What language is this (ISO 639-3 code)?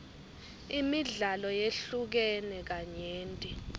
ssw